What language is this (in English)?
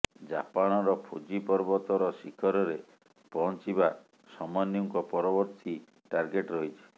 Odia